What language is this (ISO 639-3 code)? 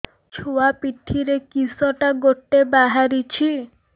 ori